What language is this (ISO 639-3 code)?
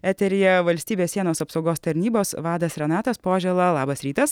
lit